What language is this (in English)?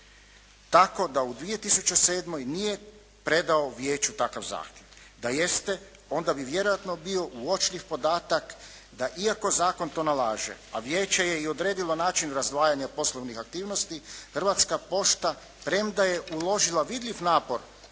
Croatian